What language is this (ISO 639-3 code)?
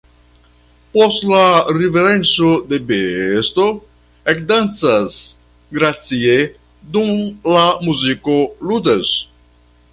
epo